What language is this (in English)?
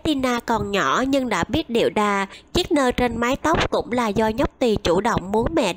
Vietnamese